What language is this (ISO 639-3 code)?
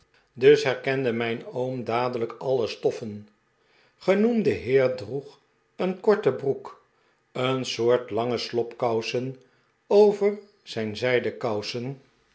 nld